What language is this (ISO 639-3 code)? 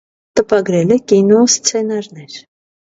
hye